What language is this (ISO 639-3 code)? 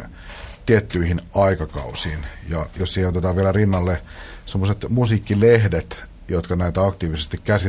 fin